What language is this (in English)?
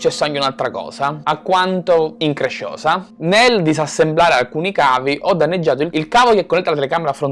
Italian